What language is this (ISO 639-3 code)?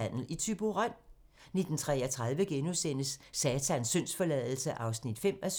dan